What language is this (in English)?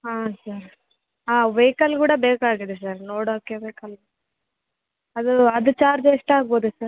Kannada